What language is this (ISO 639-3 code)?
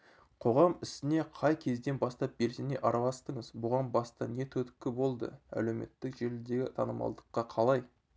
kaz